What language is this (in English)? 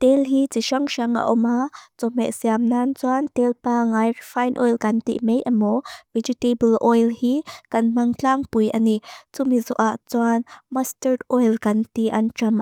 Mizo